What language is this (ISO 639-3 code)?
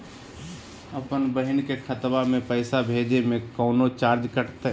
mag